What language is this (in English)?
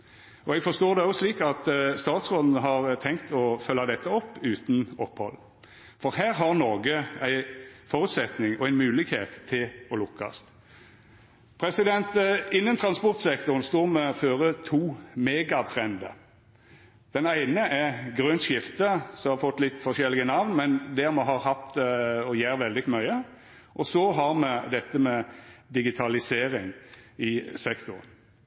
Norwegian Nynorsk